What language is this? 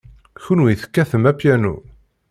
Kabyle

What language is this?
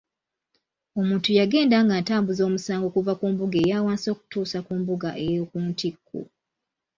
Ganda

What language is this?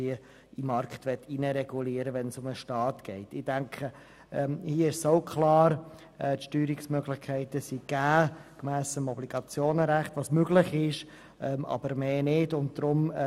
Swiss German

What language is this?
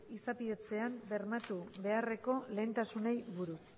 Basque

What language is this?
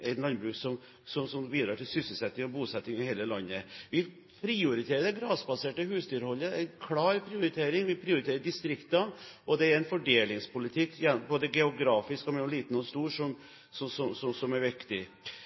Norwegian Bokmål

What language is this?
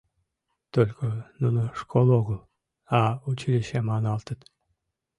Mari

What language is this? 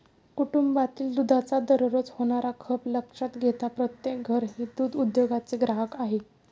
Marathi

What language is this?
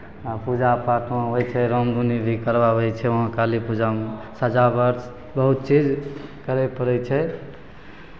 Maithili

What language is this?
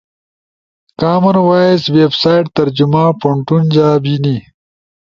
Ushojo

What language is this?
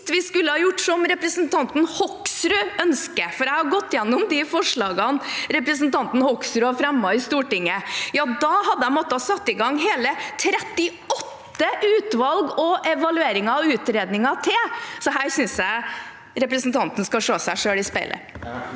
Norwegian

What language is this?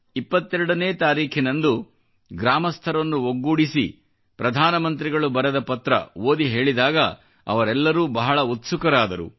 Kannada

